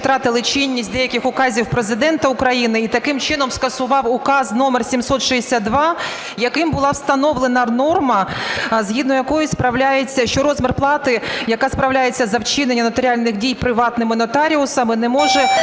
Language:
Ukrainian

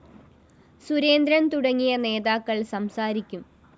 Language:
Malayalam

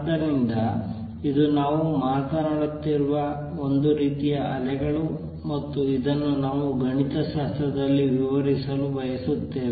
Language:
Kannada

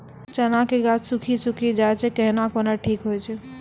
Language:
Maithili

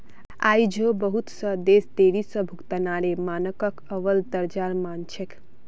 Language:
Magahi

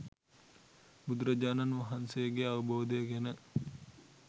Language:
Sinhala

